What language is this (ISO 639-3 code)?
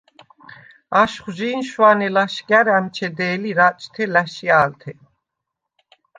sva